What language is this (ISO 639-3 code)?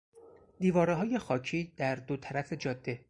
fas